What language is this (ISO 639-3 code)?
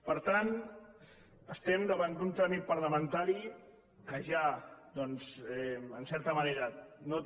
cat